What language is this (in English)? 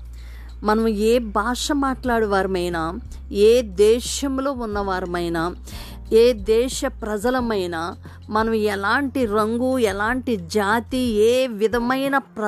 Telugu